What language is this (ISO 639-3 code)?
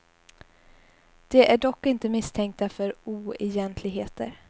swe